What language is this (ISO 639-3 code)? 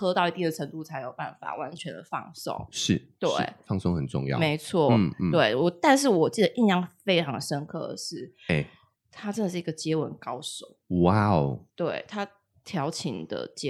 zho